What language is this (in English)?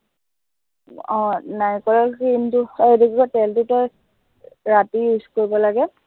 Assamese